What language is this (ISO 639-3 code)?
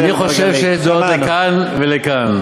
heb